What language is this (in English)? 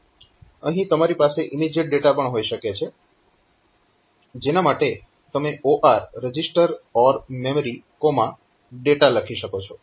Gujarati